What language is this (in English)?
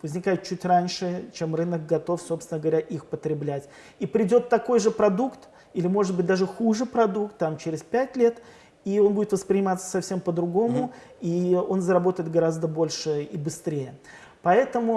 Russian